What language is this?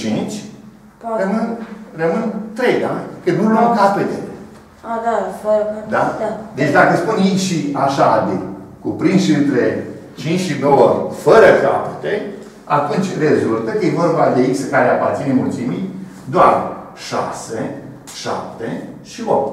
Romanian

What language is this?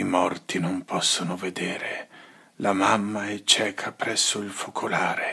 Italian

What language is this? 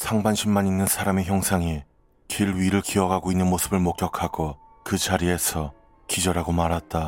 Korean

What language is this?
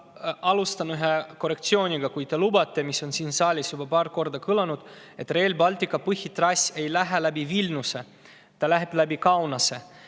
Estonian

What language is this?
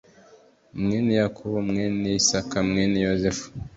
Kinyarwanda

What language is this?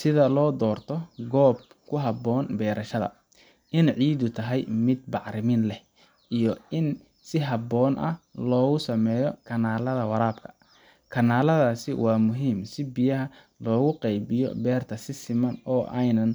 Somali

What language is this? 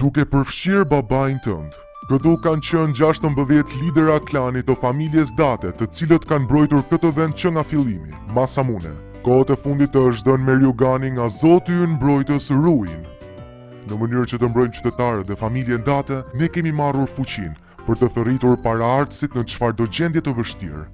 Albanian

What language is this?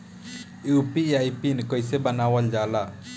Bhojpuri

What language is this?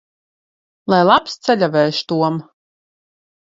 Latvian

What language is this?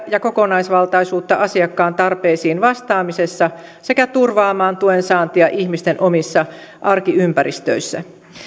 Finnish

